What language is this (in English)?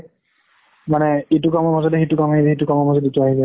Assamese